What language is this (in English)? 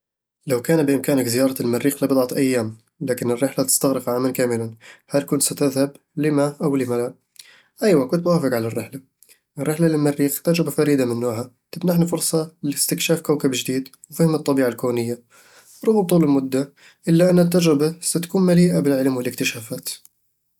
Eastern Egyptian Bedawi Arabic